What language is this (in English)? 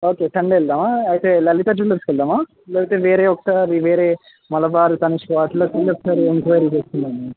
Telugu